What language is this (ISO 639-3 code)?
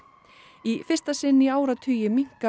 isl